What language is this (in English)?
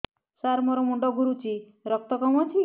Odia